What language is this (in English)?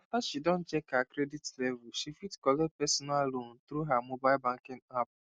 Nigerian Pidgin